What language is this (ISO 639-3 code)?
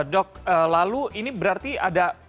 ind